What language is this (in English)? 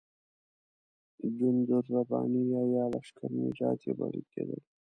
Pashto